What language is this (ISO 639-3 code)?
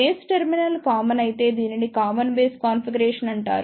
tel